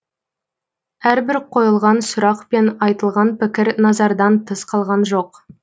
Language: Kazakh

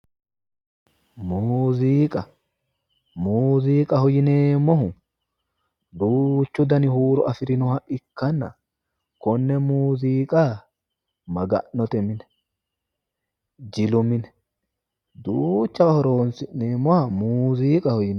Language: Sidamo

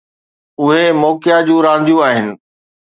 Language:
Sindhi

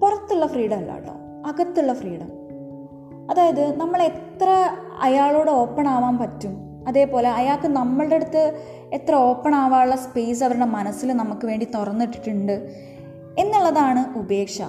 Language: Malayalam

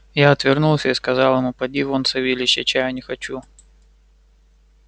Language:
Russian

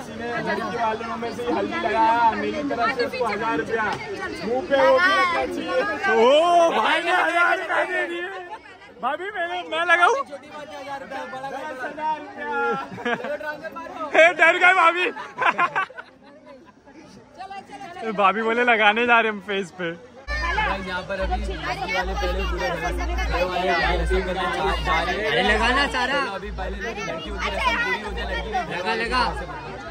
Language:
Hindi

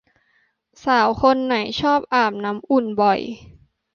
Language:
Thai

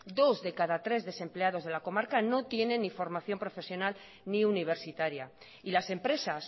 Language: Spanish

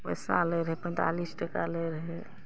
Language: Maithili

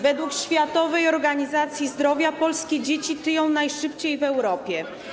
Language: Polish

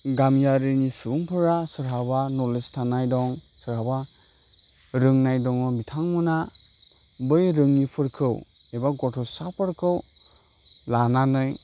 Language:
Bodo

